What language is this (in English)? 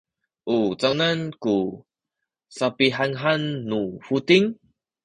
Sakizaya